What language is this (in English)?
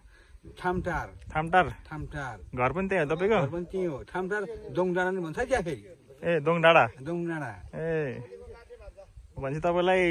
Arabic